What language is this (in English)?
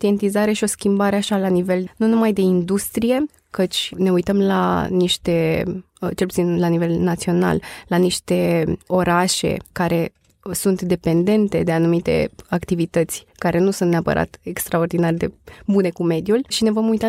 Romanian